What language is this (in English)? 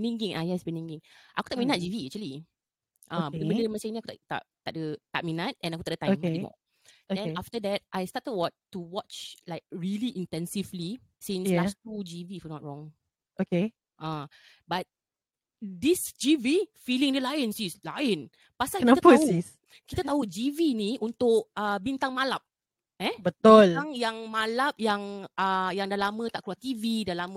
Malay